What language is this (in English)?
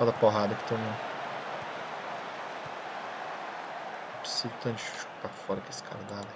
Portuguese